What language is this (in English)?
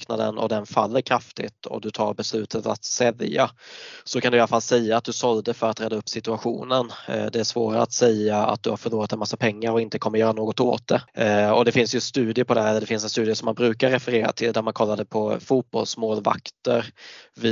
Swedish